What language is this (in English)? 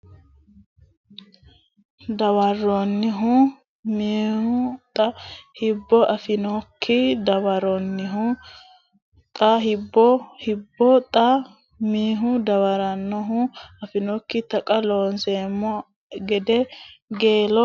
Sidamo